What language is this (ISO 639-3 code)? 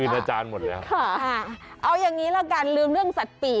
tha